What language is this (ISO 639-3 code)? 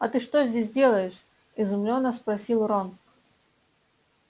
rus